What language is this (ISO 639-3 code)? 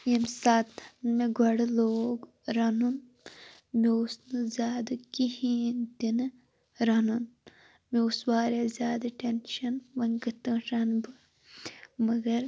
kas